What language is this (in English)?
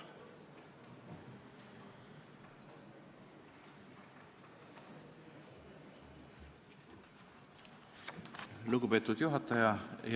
Estonian